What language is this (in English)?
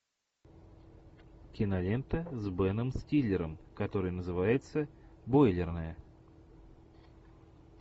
Russian